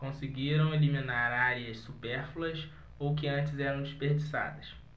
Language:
Portuguese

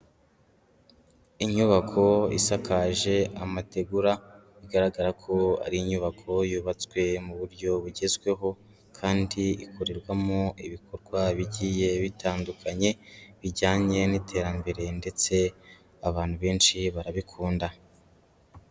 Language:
Kinyarwanda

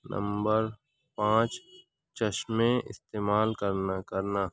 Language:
Urdu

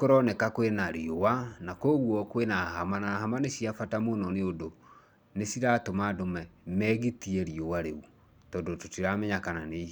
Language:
Kikuyu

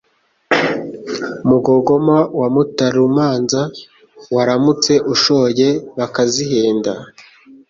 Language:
Kinyarwanda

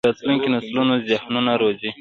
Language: Pashto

